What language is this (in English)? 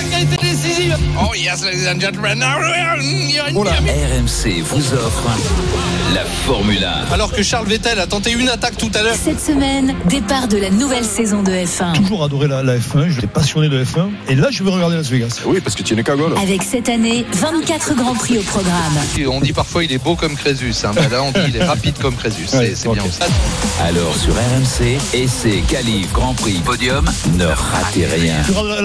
French